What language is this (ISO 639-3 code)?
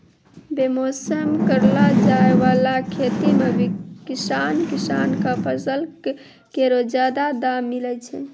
mai